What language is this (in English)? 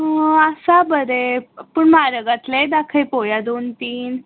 Konkani